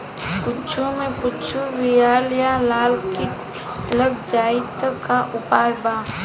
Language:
Bhojpuri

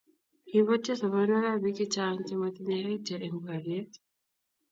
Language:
Kalenjin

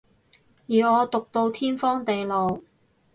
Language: Cantonese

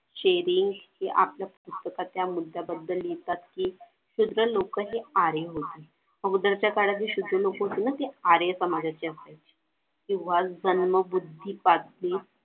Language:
Marathi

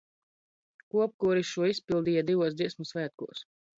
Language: Latvian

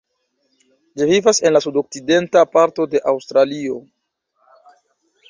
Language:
Esperanto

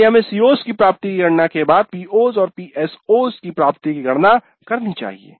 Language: Hindi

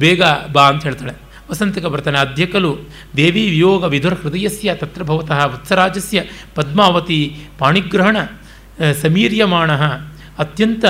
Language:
Kannada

